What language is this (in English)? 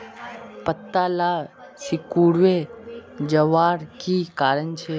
Magahi